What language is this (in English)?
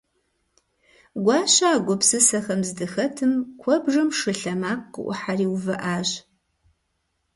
Kabardian